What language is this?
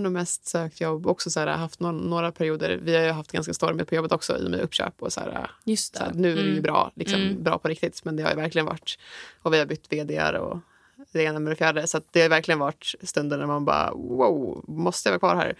Swedish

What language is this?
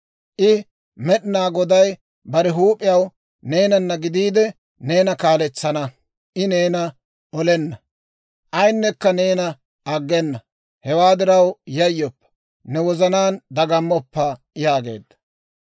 Dawro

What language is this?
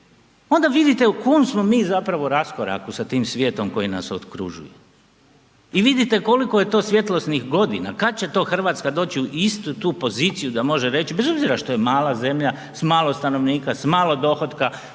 Croatian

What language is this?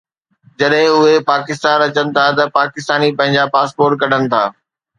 Sindhi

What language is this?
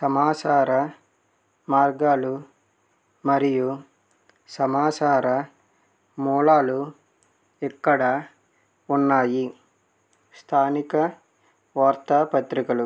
Telugu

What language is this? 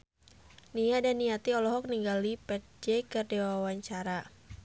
Sundanese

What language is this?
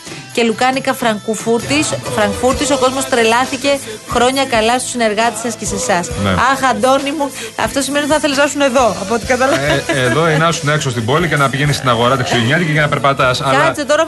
Greek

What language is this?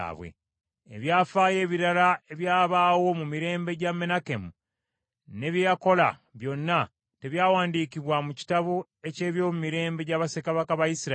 Ganda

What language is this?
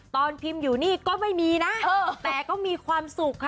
Thai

